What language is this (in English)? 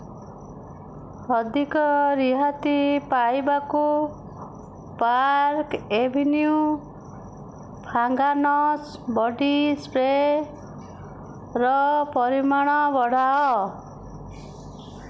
Odia